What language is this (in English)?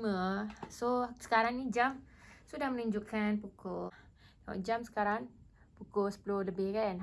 Malay